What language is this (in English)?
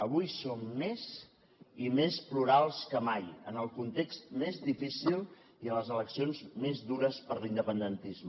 Catalan